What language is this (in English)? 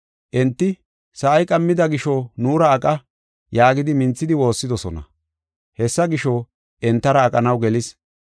Gofa